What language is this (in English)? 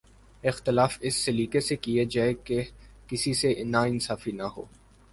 Urdu